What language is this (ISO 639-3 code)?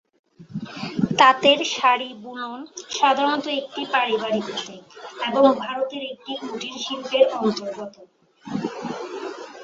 ben